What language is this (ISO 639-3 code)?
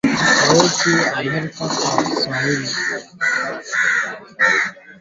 swa